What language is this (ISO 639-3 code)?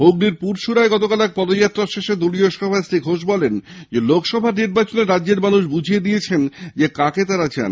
ben